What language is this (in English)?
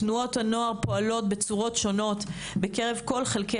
Hebrew